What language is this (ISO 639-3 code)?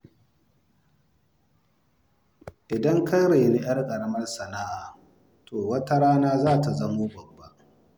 hau